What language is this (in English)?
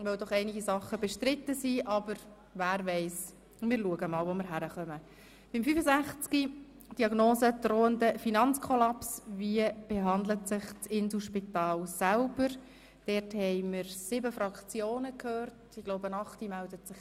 Swiss German